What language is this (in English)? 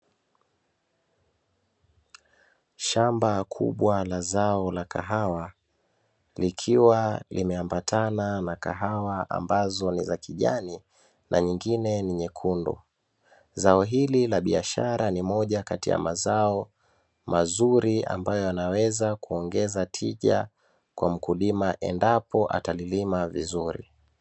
Swahili